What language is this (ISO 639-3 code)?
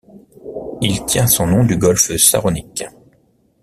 fra